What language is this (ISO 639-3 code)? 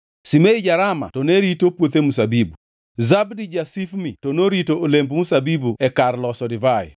luo